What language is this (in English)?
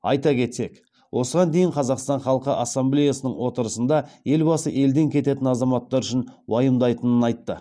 Kazakh